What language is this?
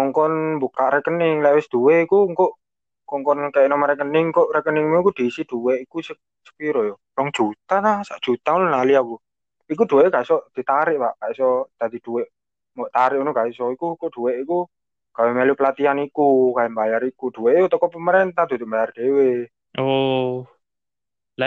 Indonesian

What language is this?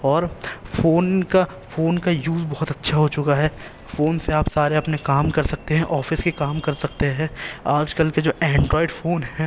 Urdu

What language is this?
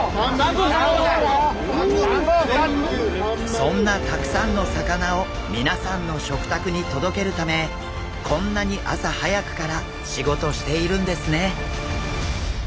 Japanese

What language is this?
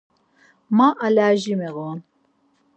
Laz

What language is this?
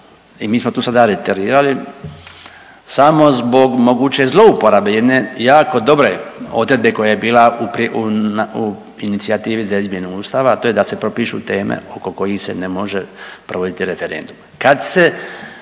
Croatian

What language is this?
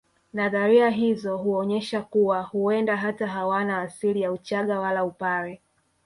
Swahili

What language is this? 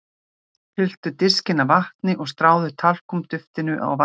Icelandic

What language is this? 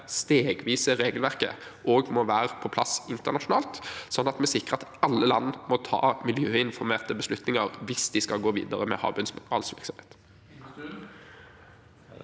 Norwegian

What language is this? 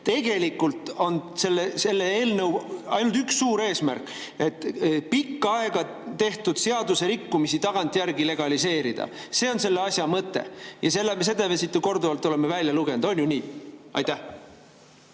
Estonian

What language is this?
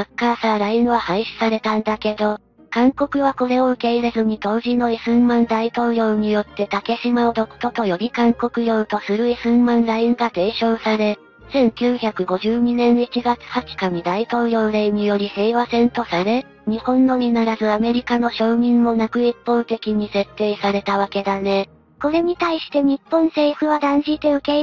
Japanese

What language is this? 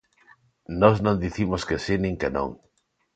Galician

